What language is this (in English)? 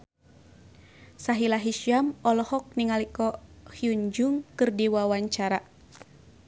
Sundanese